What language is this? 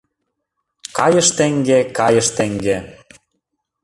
Mari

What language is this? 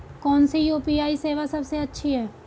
Hindi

